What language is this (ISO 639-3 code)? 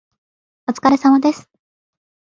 jpn